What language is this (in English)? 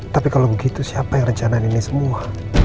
Indonesian